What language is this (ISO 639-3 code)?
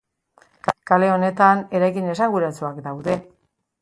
eus